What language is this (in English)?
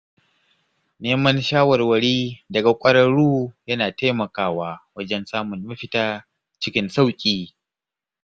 Hausa